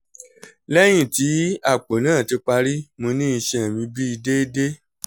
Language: Yoruba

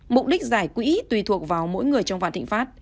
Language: Vietnamese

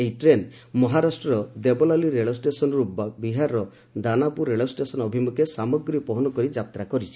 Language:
Odia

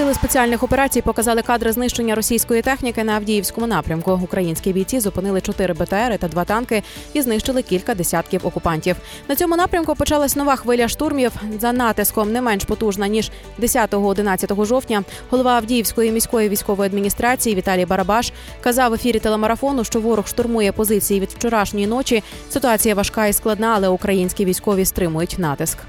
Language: Ukrainian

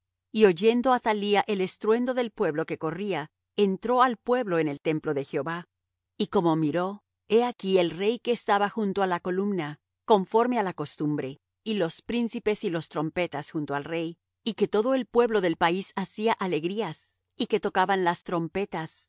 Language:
Spanish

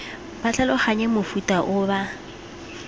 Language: Tswana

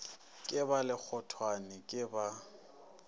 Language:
Northern Sotho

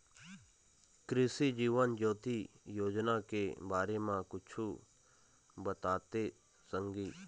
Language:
Chhattisgarhi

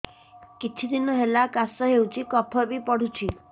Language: Odia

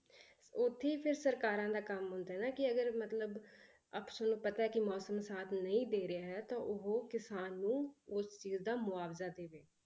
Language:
Punjabi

